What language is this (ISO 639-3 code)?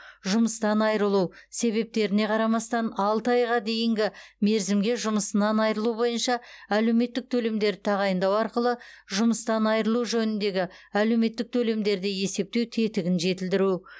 kaz